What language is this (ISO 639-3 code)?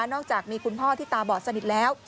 tha